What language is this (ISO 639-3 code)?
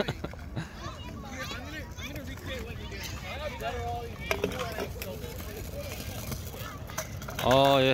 kor